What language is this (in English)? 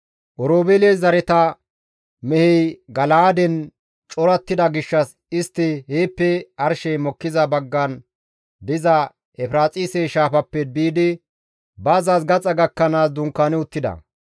Gamo